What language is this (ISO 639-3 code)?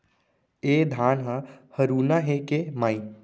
hne